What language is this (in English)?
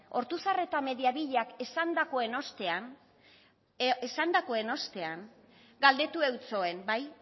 Basque